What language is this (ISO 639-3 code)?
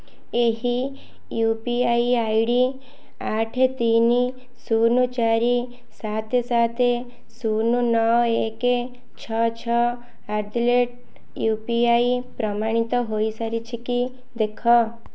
ori